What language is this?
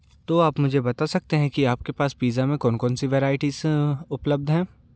Hindi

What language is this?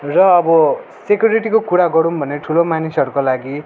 Nepali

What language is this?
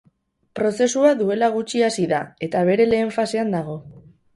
Basque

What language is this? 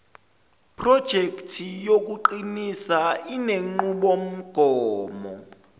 Zulu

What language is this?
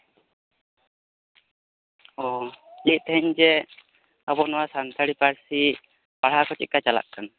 Santali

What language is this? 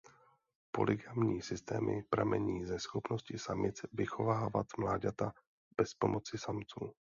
Czech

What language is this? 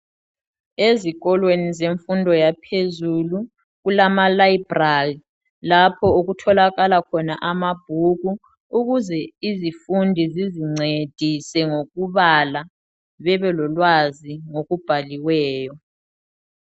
North Ndebele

